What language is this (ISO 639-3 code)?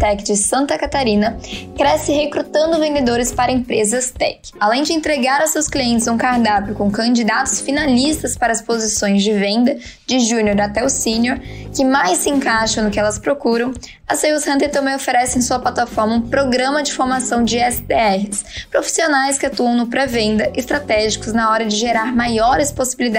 por